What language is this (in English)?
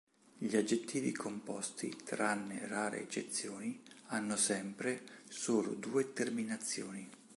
Italian